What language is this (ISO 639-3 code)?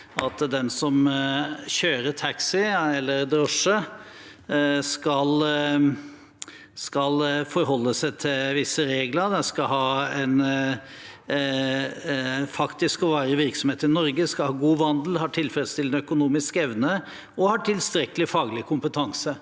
nor